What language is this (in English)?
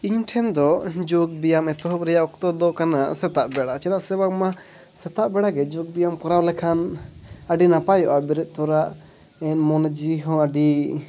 Santali